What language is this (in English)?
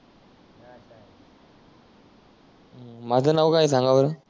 Marathi